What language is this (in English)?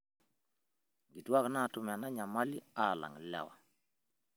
Masai